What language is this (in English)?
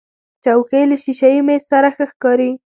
Pashto